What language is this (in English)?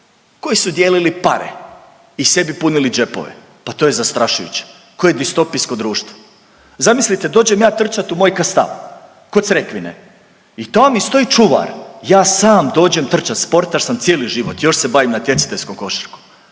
Croatian